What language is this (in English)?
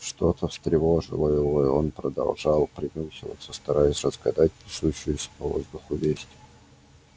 Russian